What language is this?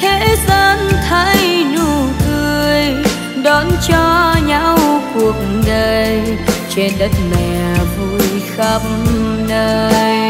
Vietnamese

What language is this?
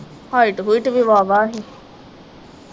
Punjabi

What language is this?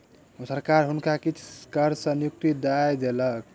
Maithili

